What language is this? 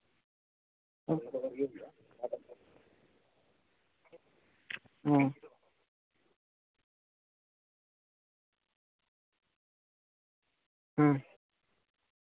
Santali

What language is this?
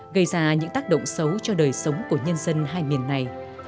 Vietnamese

